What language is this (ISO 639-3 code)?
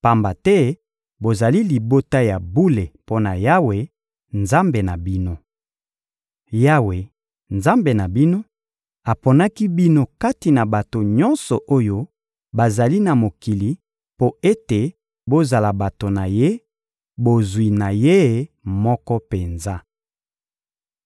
lin